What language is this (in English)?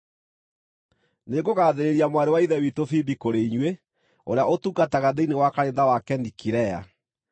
Kikuyu